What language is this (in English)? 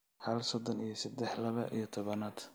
Somali